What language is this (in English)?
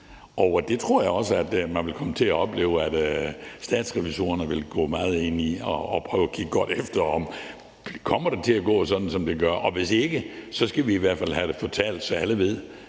Danish